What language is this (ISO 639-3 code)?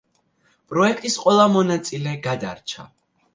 kat